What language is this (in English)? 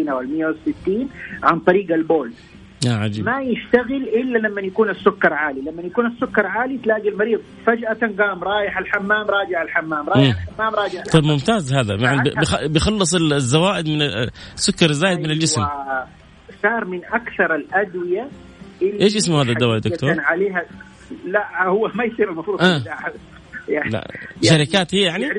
Arabic